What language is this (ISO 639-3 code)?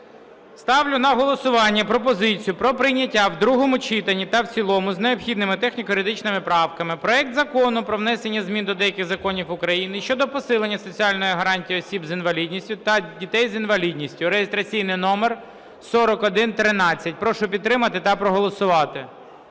ukr